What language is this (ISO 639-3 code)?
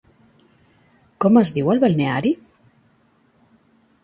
cat